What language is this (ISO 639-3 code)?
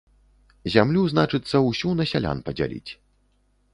bel